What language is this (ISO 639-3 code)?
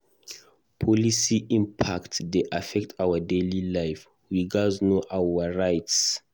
pcm